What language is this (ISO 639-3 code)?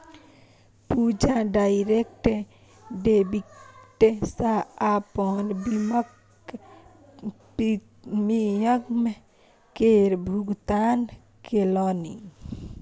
mai